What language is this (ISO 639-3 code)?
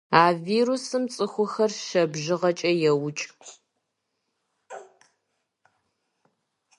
kbd